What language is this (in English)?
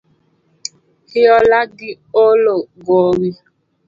Luo (Kenya and Tanzania)